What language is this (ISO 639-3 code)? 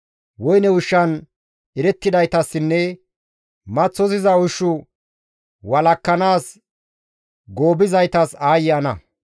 gmv